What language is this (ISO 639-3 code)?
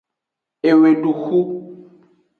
ajg